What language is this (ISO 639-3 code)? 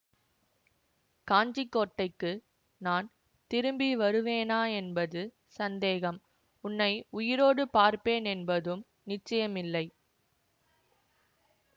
tam